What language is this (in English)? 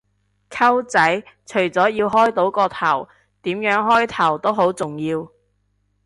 Cantonese